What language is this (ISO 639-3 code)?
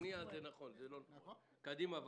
heb